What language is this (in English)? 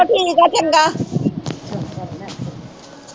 Punjabi